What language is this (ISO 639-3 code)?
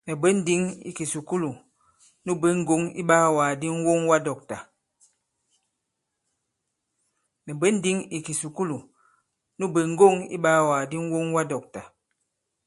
abb